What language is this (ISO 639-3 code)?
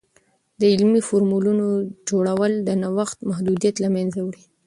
pus